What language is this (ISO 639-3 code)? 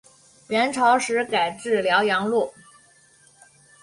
zho